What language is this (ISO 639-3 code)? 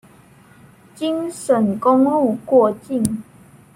zho